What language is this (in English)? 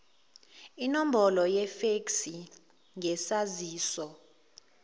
Zulu